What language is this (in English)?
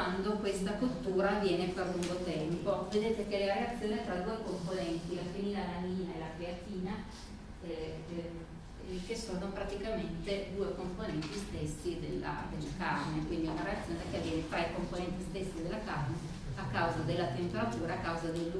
Italian